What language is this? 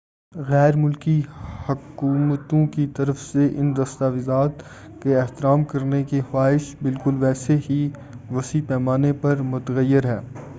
Urdu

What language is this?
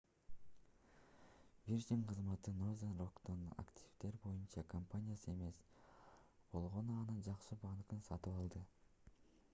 Kyrgyz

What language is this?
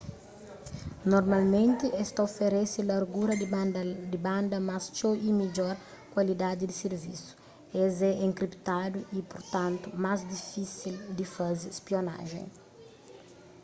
Kabuverdianu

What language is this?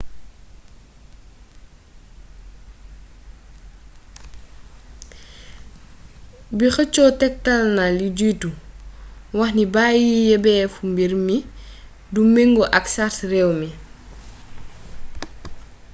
Wolof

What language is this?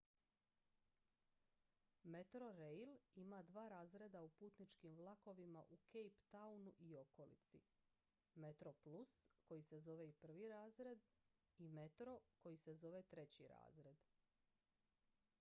Croatian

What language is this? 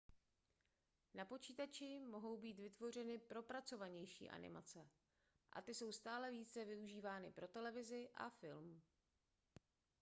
Czech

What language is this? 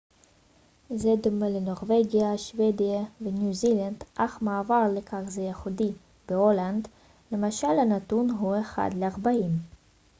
Hebrew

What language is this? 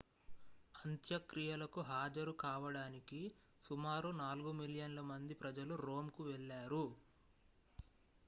Telugu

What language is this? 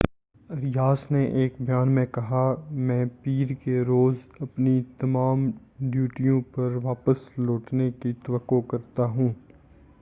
Urdu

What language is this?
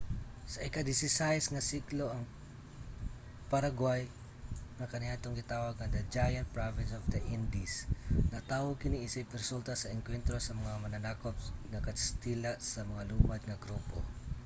Cebuano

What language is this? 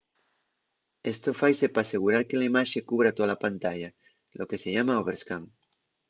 Asturian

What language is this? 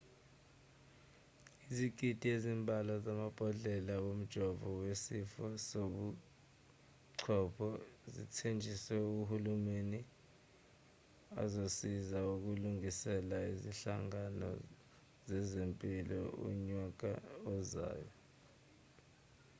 Zulu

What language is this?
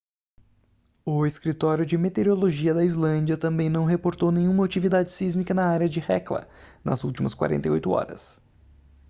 Portuguese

